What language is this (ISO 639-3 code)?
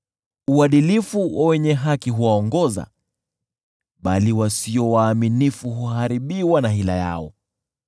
swa